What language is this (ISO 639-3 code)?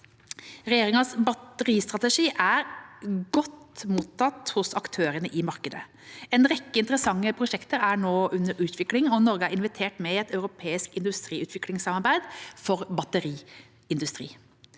nor